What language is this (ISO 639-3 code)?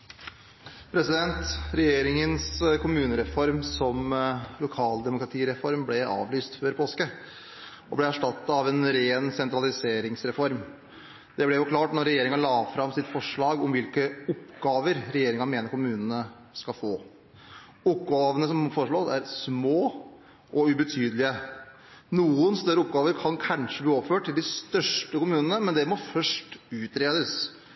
nob